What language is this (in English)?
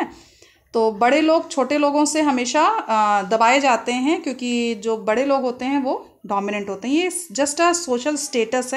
Hindi